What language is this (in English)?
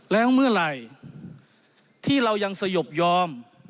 Thai